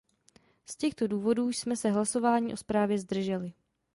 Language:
Czech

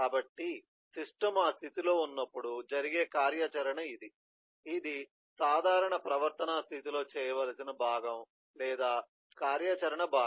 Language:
Telugu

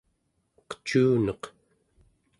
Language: Central Yupik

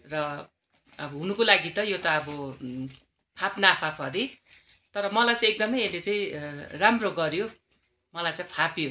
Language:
Nepali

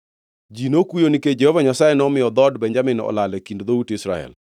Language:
Luo (Kenya and Tanzania)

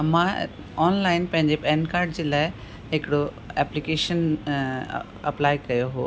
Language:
Sindhi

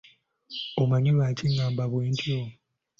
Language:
Ganda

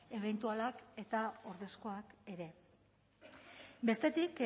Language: Basque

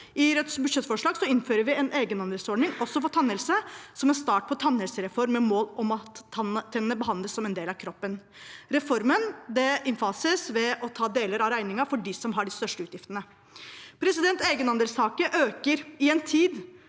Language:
Norwegian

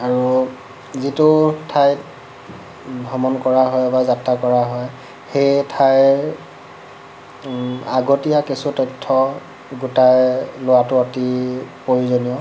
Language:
Assamese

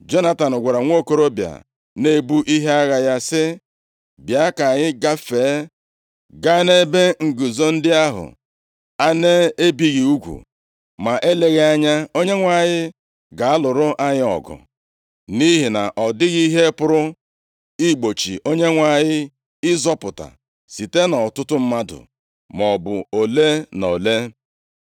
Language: Igbo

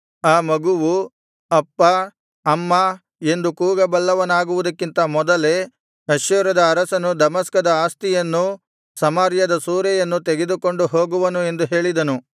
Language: Kannada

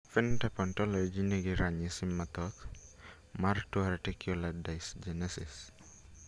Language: Luo (Kenya and Tanzania)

